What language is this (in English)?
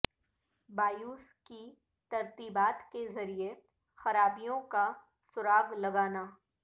Urdu